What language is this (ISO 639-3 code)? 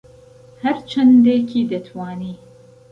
ckb